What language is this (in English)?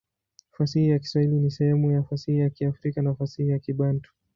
Swahili